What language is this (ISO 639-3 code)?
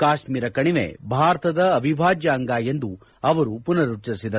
kan